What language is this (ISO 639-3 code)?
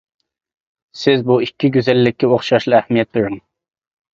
uig